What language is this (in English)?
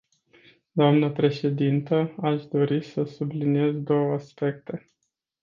Romanian